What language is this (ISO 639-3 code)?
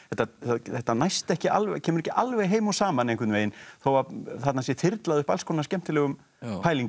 isl